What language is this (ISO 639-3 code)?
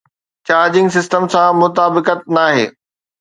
snd